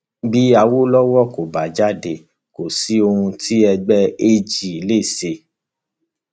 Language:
Yoruba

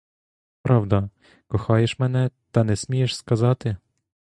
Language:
Ukrainian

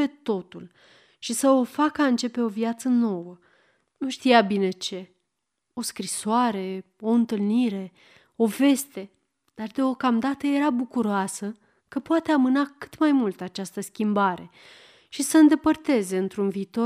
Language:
Romanian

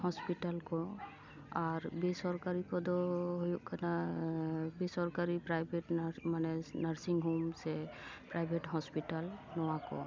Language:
Santali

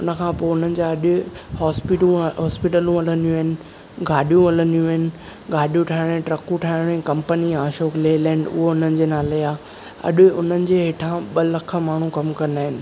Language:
Sindhi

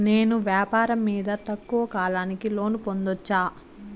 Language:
Telugu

